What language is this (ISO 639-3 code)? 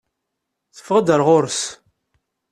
kab